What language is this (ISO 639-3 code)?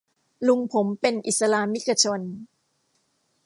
tha